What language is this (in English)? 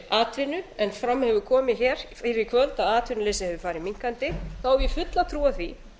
Icelandic